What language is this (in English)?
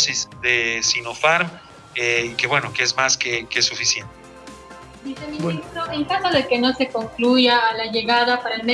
Spanish